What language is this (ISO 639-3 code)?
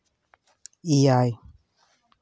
sat